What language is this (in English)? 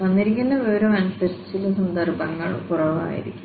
Malayalam